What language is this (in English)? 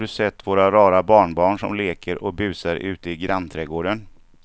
Swedish